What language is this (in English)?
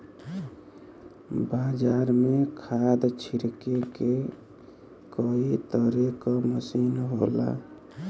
Bhojpuri